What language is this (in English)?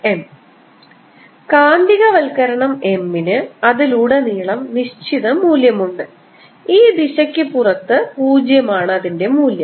Malayalam